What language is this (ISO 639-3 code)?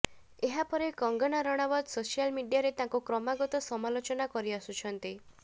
ori